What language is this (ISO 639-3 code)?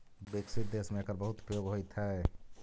mag